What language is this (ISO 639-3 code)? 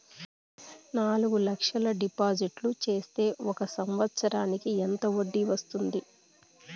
tel